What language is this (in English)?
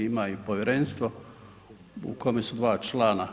Croatian